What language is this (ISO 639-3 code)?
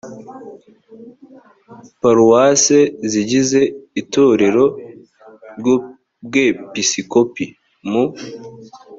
kin